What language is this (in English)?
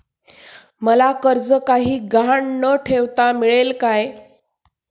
Marathi